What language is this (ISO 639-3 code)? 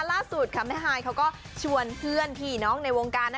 tha